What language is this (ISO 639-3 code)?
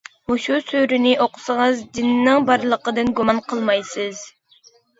uig